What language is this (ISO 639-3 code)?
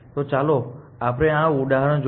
guj